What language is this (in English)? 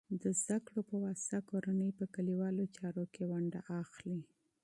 Pashto